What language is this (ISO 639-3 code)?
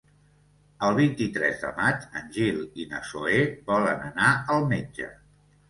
cat